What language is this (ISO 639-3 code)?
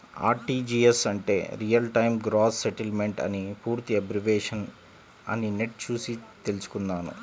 tel